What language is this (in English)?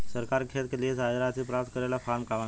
Bhojpuri